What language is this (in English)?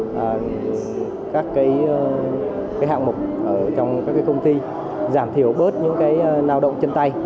Vietnamese